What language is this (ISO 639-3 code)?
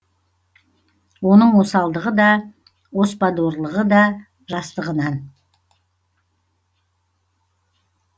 kaz